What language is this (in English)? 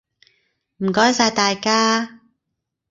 Cantonese